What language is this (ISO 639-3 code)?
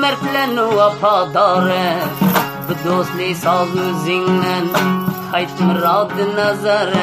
tur